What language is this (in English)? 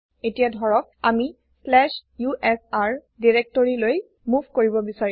Assamese